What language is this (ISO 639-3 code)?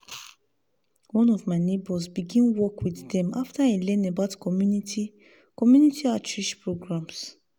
pcm